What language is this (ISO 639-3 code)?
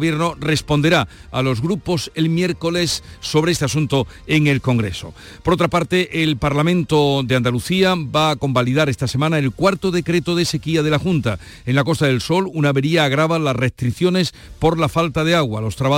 spa